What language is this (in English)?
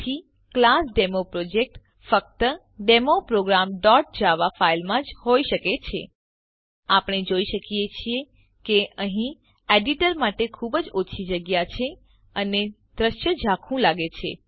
Gujarati